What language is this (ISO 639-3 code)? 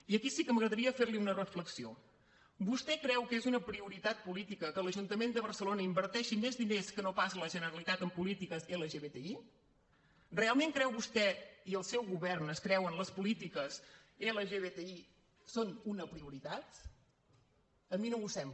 cat